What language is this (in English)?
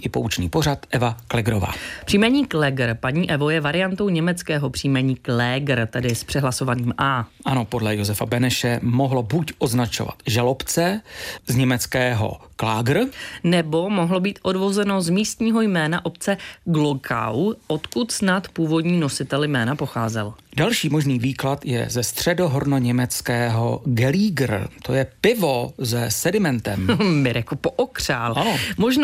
Czech